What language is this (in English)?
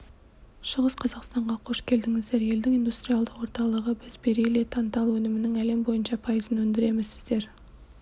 Kazakh